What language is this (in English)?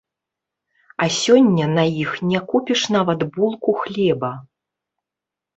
Belarusian